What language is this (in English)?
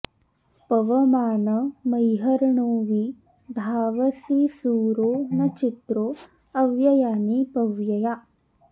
Sanskrit